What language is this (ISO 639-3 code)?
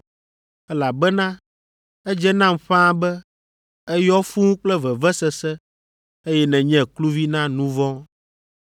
ewe